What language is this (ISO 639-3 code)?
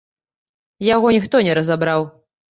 bel